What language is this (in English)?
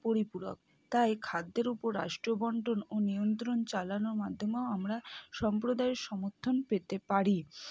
Bangla